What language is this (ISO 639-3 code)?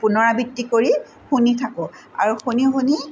asm